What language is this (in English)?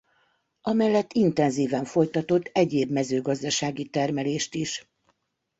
Hungarian